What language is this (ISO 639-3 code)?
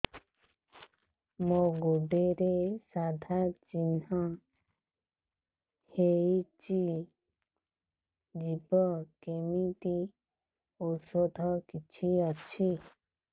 ori